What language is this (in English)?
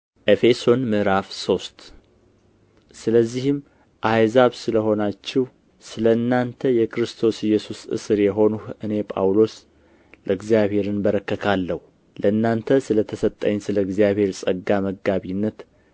Amharic